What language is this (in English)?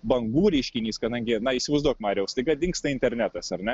Lithuanian